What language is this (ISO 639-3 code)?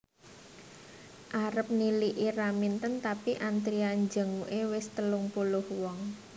jav